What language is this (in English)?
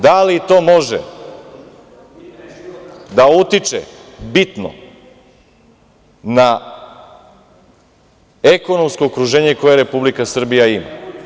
Serbian